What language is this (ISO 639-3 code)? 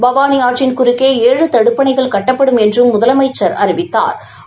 tam